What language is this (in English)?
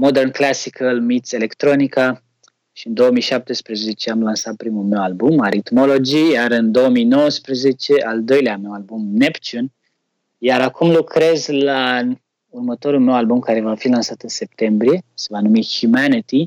Romanian